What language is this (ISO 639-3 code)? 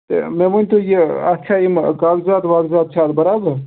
kas